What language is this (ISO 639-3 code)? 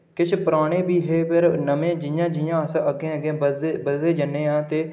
doi